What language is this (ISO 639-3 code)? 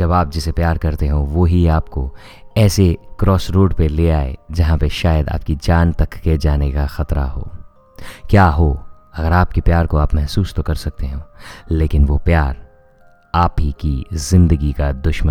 hin